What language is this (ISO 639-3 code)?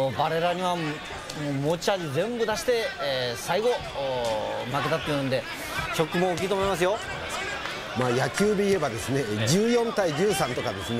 jpn